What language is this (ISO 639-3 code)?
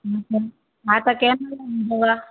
snd